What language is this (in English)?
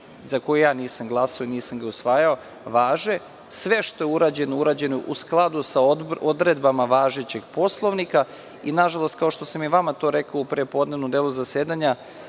Serbian